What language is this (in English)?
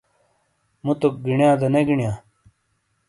Shina